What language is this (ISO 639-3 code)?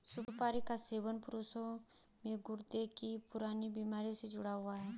hin